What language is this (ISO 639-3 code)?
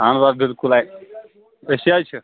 kas